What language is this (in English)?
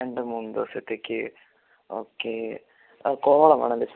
Malayalam